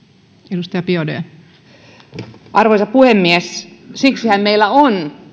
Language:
Finnish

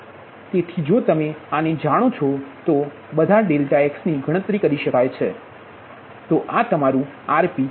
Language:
Gujarati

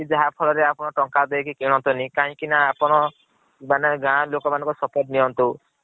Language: Odia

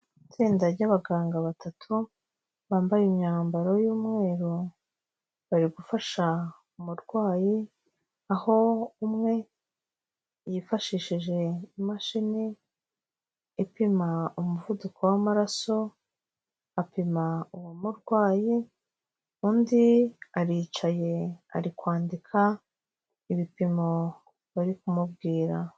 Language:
Kinyarwanda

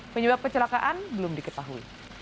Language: Indonesian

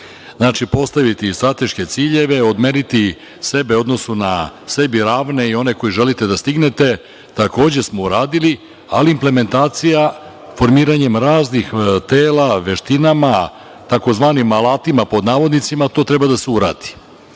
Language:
Serbian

